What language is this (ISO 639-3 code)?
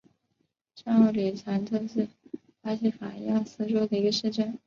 zho